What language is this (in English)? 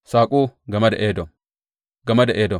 Hausa